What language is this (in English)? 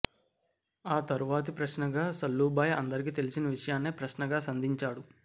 Telugu